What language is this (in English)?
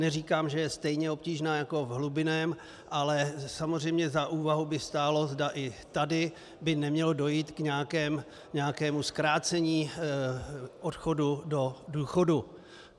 Czech